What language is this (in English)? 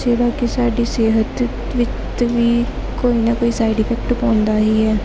Punjabi